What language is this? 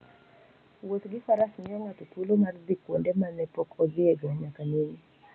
Luo (Kenya and Tanzania)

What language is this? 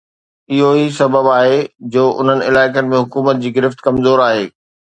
Sindhi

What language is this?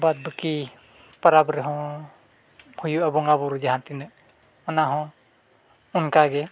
Santali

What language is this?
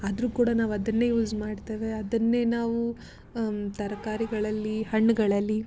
Kannada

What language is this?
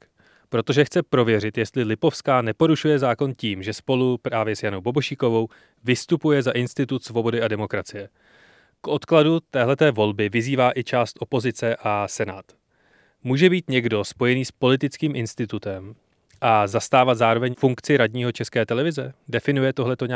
Czech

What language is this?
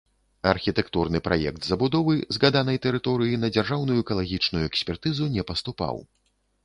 Belarusian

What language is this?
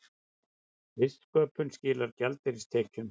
Icelandic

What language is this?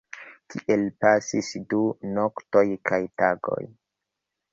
Esperanto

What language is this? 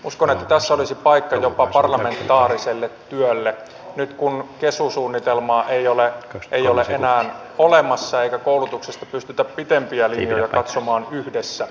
Finnish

